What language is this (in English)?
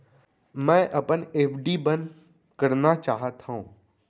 Chhattisgarhi